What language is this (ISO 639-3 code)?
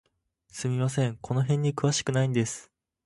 jpn